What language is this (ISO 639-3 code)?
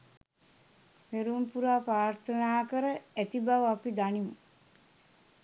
sin